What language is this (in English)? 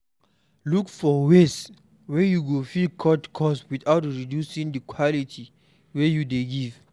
Nigerian Pidgin